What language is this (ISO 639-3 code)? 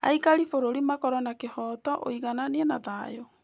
kik